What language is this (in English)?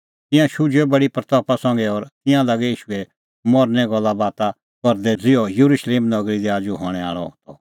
Kullu Pahari